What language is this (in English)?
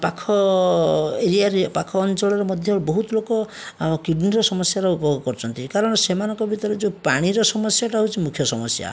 Odia